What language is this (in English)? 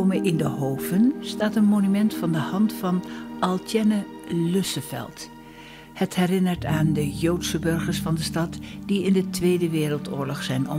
Dutch